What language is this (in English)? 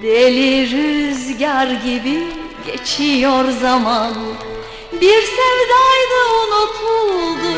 Turkish